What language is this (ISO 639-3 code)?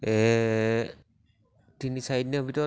asm